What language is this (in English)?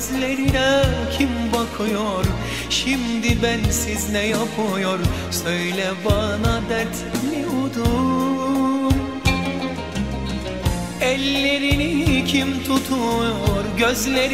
Turkish